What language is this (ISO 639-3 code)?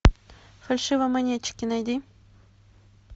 rus